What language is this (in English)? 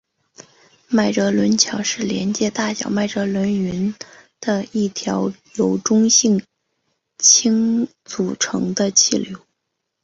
Chinese